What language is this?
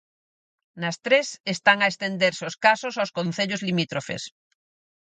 Galician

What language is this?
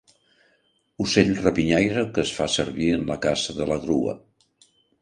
Catalan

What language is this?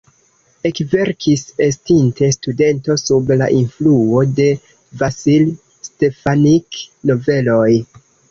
Esperanto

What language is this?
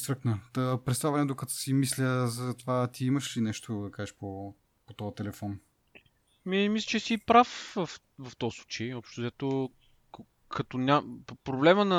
Bulgarian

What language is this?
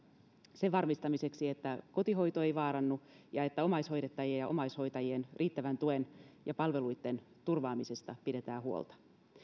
Finnish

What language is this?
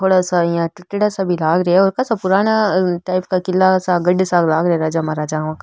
Rajasthani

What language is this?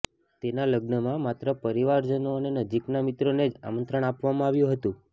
Gujarati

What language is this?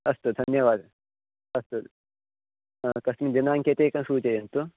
Sanskrit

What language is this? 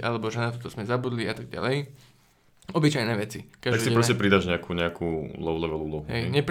Slovak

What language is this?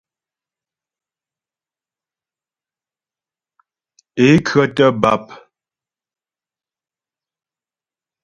Ghomala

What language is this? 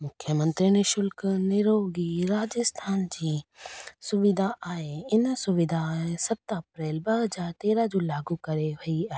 Sindhi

